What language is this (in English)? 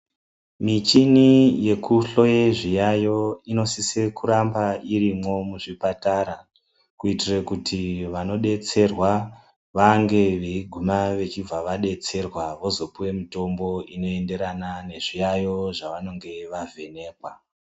Ndau